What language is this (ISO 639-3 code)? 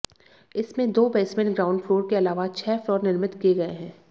hin